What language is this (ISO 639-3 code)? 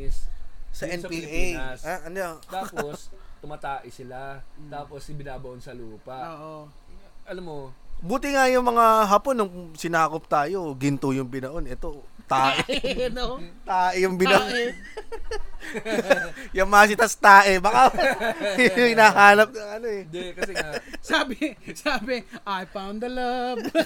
fil